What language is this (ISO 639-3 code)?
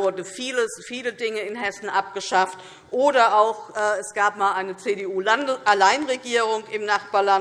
deu